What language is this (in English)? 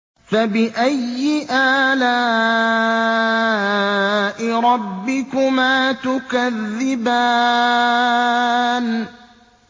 Arabic